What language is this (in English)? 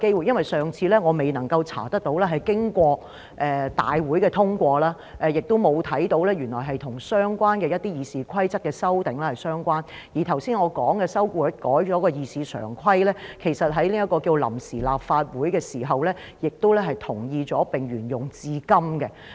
Cantonese